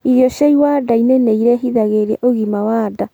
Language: Kikuyu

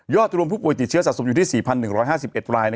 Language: Thai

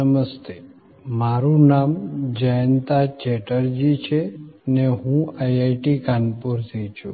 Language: Gujarati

